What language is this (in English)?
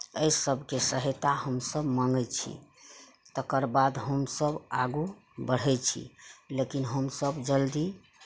Maithili